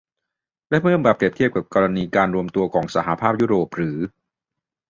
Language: Thai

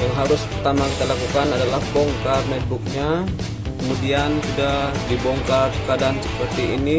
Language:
Indonesian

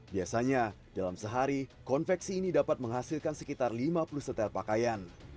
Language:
Indonesian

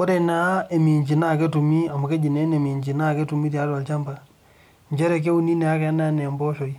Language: Masai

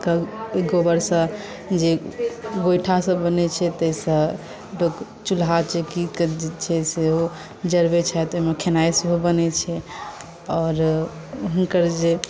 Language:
Maithili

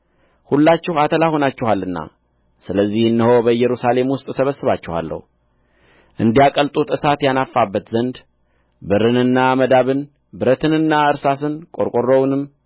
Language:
Amharic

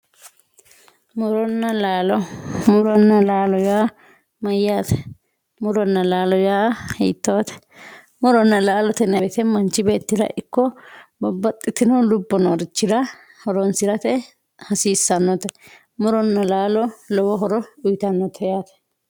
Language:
Sidamo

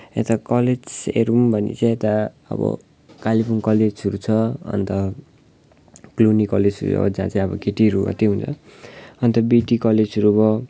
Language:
Nepali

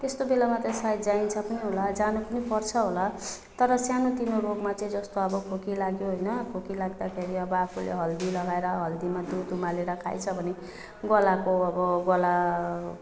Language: Nepali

